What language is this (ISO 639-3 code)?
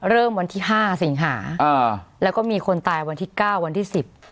tha